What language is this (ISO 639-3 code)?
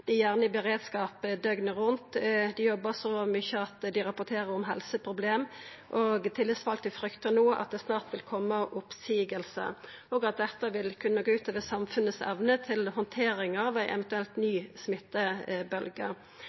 nno